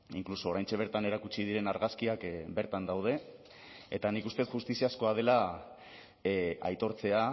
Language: Basque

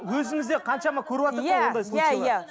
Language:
Kazakh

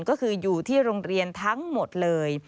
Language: Thai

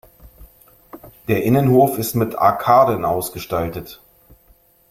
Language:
German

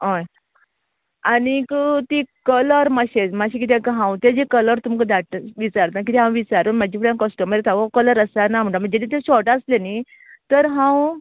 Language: Konkani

